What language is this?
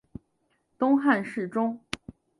Chinese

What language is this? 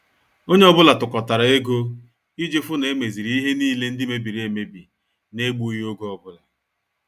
Igbo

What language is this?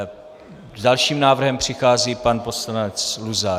Czech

